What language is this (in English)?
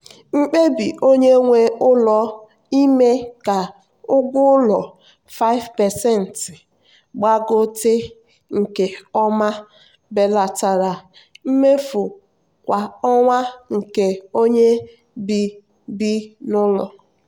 Igbo